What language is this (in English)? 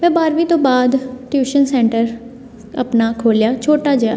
Punjabi